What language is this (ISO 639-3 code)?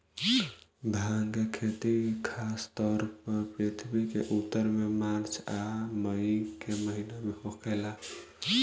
bho